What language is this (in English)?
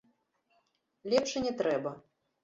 Belarusian